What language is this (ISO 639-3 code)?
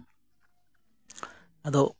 sat